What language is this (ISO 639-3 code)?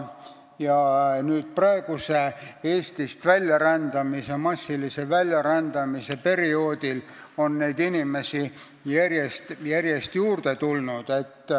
est